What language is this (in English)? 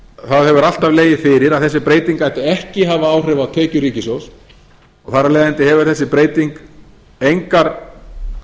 Icelandic